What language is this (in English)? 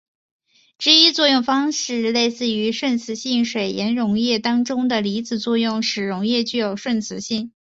Chinese